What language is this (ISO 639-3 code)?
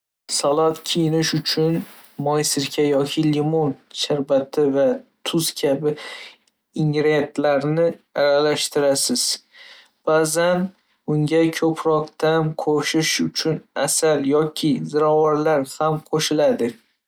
uzb